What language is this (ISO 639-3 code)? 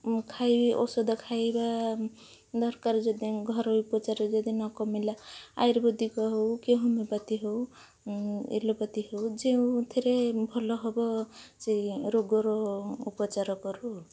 ori